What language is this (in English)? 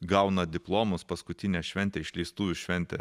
Lithuanian